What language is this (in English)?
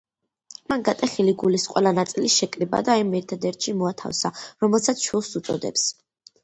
Georgian